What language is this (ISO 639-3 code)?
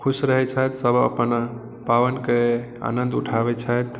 mai